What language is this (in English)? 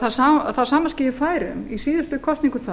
Icelandic